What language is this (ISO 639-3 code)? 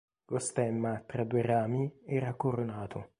ita